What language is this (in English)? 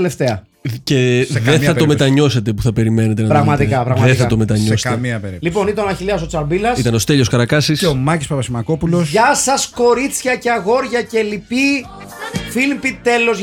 Greek